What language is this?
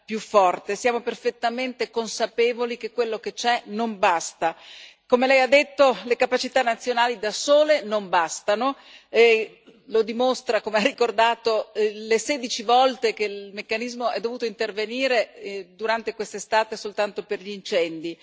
Italian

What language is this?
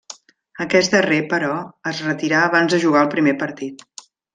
Catalan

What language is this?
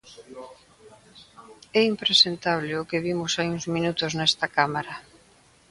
Galician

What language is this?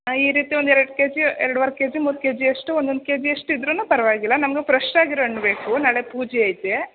Kannada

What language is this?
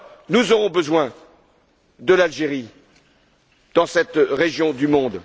French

